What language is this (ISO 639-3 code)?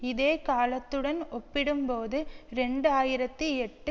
tam